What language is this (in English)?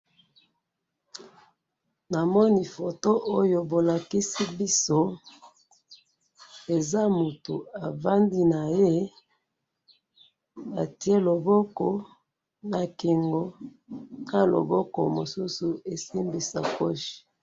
Lingala